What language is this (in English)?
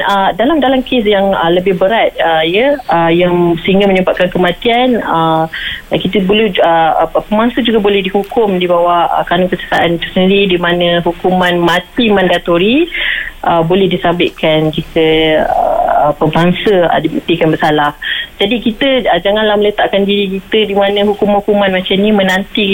Malay